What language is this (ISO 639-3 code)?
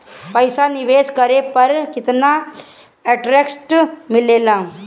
bho